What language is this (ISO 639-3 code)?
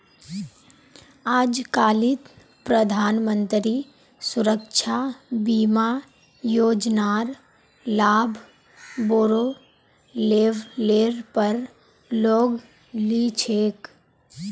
mag